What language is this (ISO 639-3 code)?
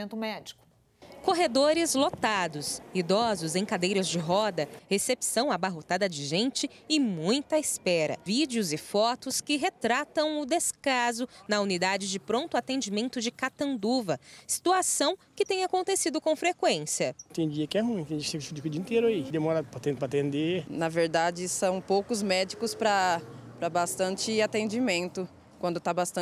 por